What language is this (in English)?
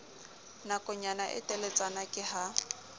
Southern Sotho